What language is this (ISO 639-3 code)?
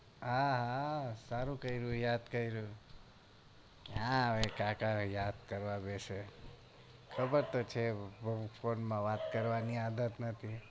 guj